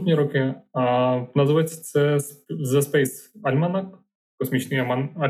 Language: Ukrainian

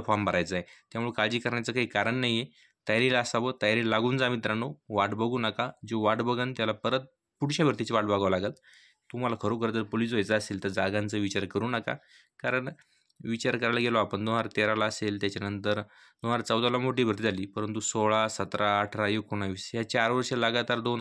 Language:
Romanian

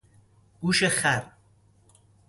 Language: Persian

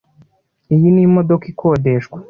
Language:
Kinyarwanda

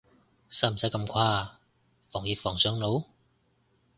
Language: Cantonese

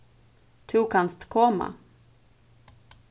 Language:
Faroese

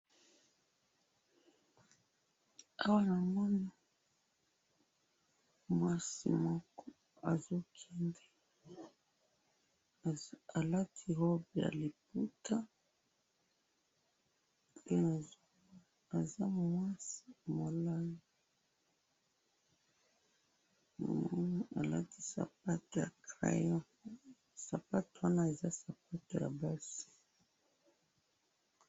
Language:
Lingala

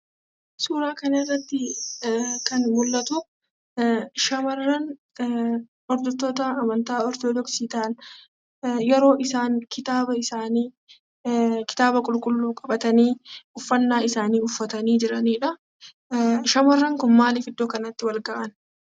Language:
Oromo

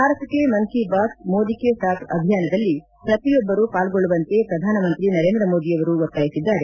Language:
Kannada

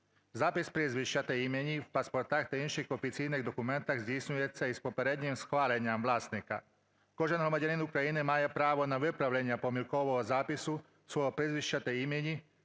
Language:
Ukrainian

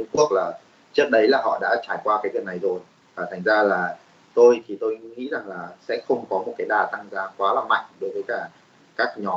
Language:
Vietnamese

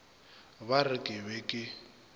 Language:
Northern Sotho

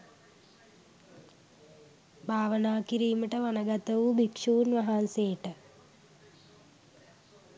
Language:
Sinhala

